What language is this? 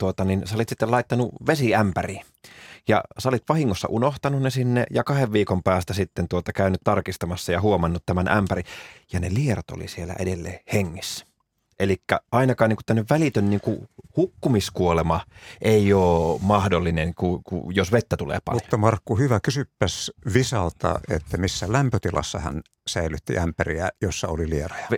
Finnish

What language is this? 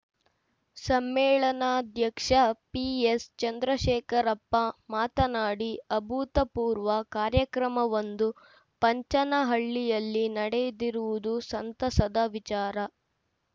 Kannada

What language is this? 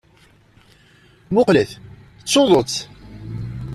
Kabyle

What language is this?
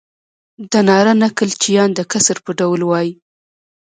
Pashto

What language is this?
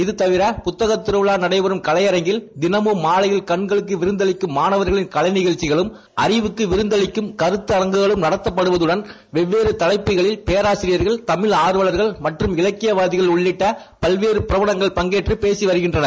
Tamil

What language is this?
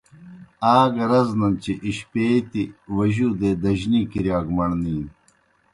Kohistani Shina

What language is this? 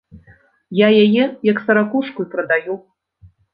Belarusian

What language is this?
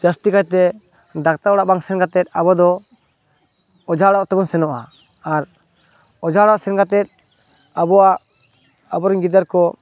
Santali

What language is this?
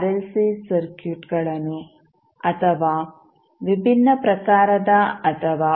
Kannada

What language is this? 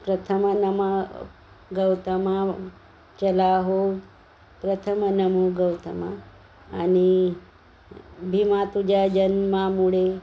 Marathi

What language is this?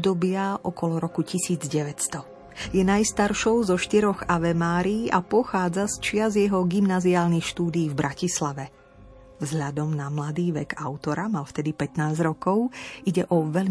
Slovak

